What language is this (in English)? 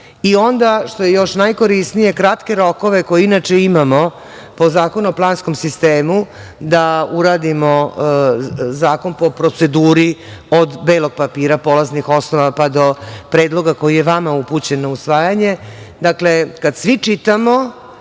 Serbian